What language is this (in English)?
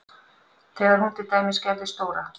Icelandic